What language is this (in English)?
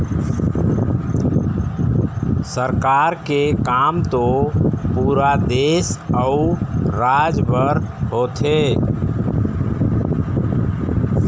Chhattisgarhi